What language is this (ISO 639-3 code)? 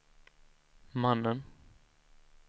swe